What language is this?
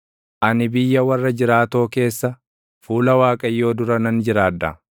Oromo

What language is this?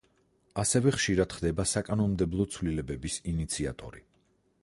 Georgian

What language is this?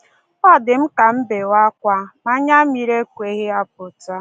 Igbo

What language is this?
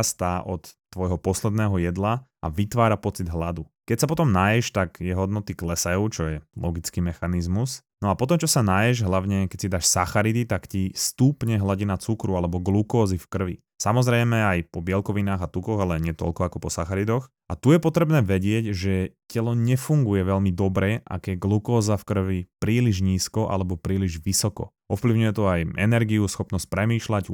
Slovak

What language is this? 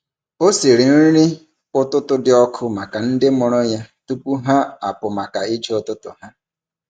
Igbo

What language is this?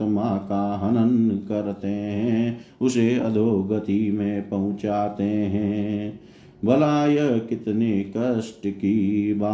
Hindi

